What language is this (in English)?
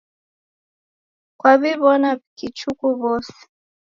Taita